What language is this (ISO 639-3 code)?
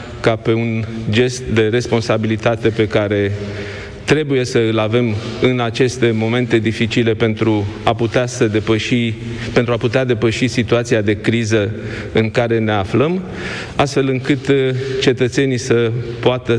ron